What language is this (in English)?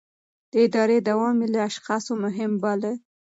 Pashto